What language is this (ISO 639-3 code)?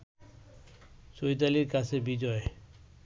ben